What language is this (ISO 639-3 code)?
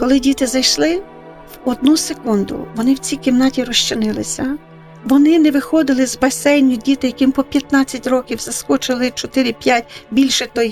ukr